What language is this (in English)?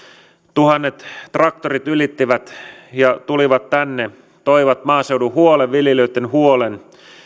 Finnish